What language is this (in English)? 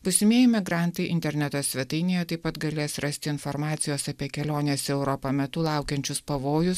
Lithuanian